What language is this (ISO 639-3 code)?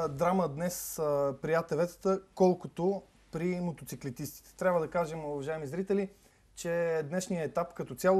bul